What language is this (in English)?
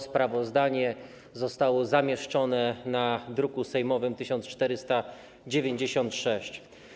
Polish